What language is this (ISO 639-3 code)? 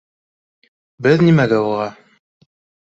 bak